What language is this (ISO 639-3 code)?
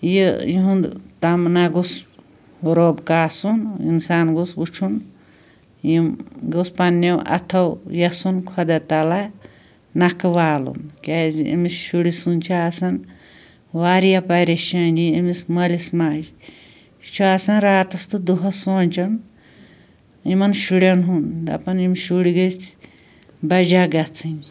kas